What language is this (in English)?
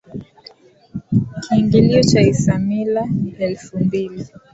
Swahili